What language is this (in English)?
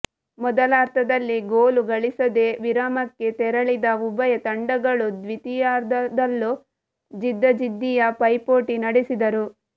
Kannada